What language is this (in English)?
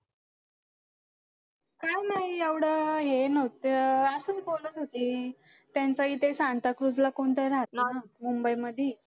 Marathi